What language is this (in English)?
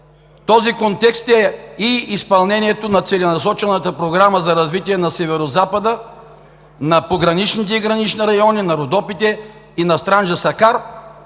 Bulgarian